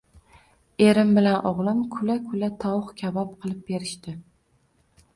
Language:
Uzbek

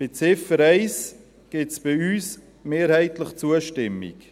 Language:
Swiss German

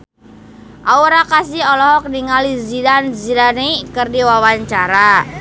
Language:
Sundanese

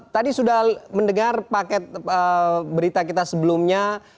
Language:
Indonesian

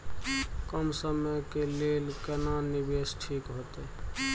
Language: Maithili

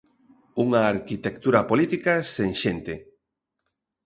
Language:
Galician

